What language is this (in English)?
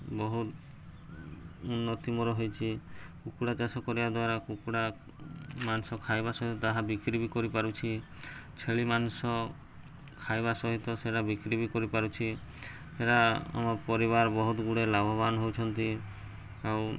Odia